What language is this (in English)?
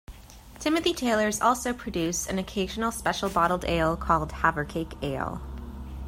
English